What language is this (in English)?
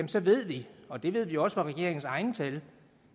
Danish